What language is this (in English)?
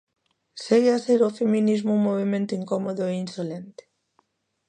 Galician